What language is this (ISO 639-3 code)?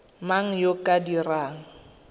tsn